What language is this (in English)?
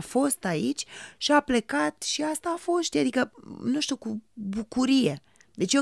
Romanian